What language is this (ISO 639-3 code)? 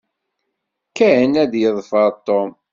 kab